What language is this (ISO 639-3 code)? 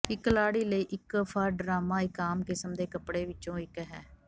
pan